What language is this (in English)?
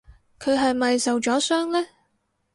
Cantonese